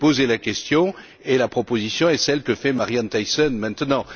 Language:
French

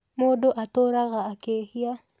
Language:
Kikuyu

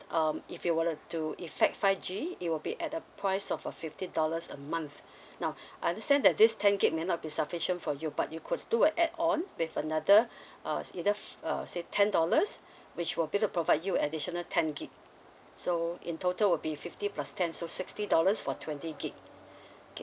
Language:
English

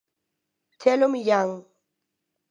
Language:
Galician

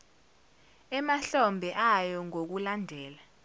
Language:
Zulu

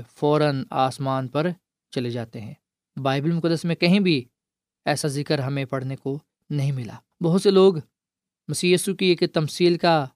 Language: Urdu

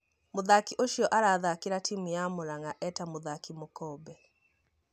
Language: Kikuyu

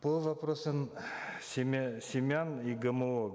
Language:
Kazakh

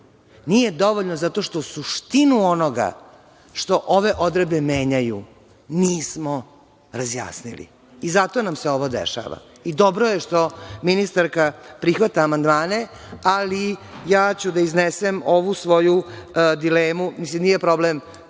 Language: Serbian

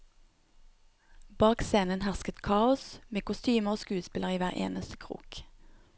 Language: Norwegian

